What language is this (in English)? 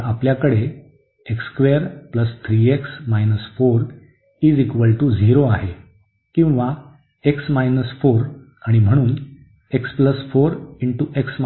Marathi